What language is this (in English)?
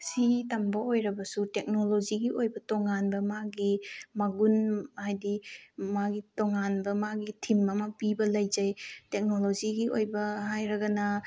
Manipuri